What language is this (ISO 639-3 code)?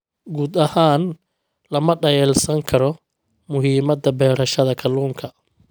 som